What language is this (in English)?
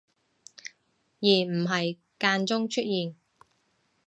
Cantonese